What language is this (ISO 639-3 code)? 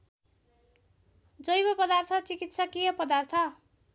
nep